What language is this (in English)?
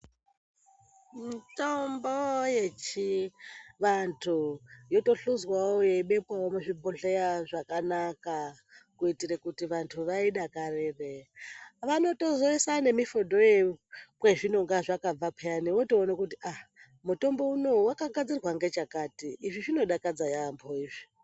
Ndau